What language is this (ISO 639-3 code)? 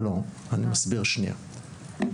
heb